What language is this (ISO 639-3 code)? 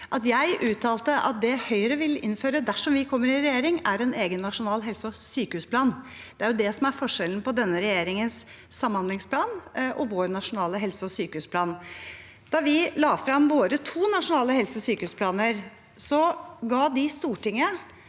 nor